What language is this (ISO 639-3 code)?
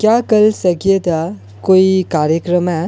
doi